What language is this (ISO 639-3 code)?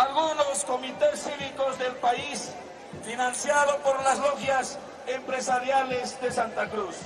spa